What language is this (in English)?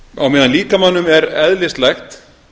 Icelandic